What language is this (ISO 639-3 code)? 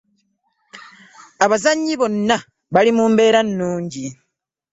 lug